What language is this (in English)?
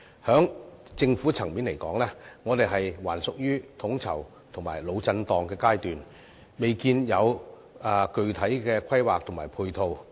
Cantonese